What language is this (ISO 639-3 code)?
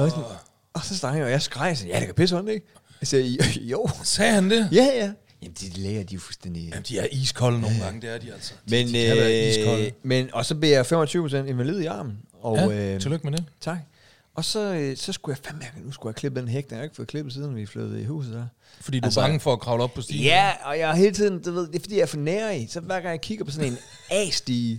dan